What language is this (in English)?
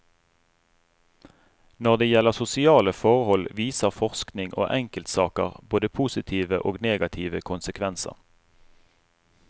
Norwegian